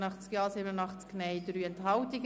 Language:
Swiss German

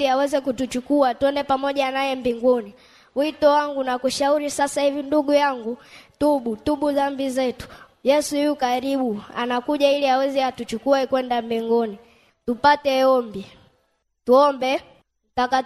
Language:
Swahili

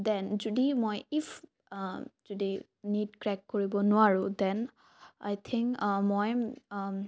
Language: Assamese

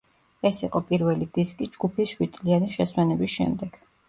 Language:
Georgian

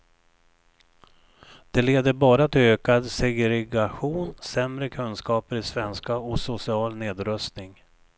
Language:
Swedish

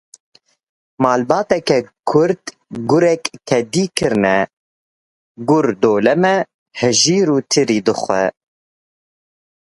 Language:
Kurdish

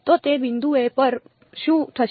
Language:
Gujarati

